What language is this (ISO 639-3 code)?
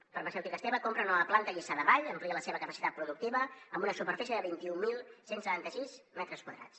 cat